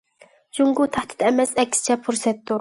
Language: Uyghur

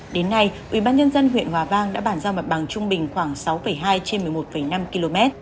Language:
Vietnamese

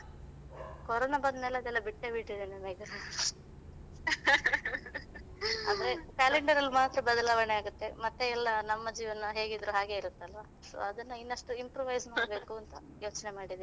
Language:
Kannada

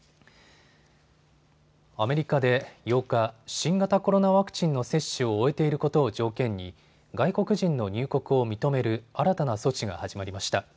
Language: Japanese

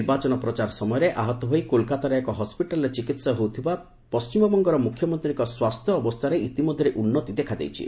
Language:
Odia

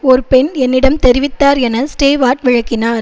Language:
Tamil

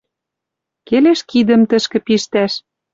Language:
Western Mari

